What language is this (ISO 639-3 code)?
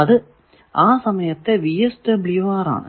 mal